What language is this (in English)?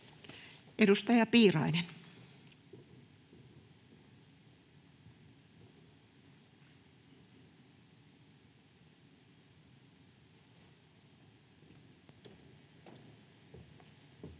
Finnish